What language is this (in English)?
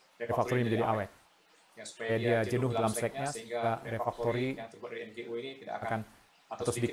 Indonesian